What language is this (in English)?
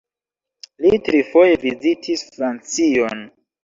Esperanto